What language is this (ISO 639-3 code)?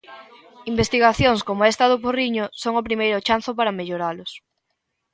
glg